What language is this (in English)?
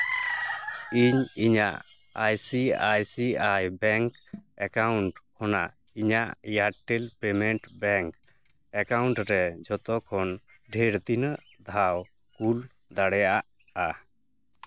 Santali